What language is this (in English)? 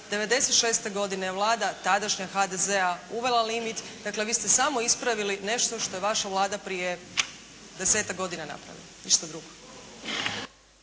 Croatian